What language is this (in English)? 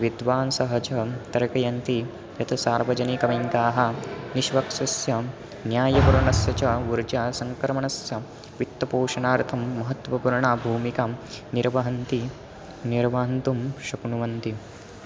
Sanskrit